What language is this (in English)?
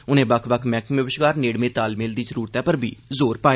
Dogri